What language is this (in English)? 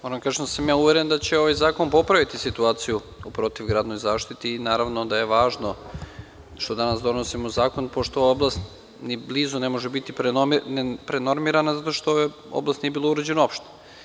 Serbian